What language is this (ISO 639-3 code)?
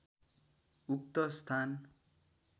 nep